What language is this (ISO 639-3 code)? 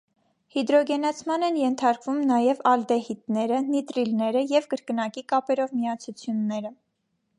hye